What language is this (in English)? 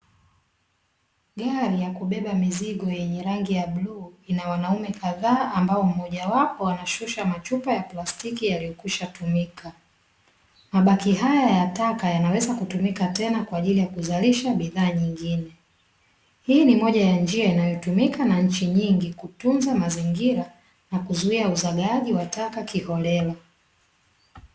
Swahili